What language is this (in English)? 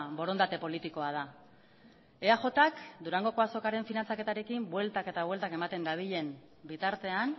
Basque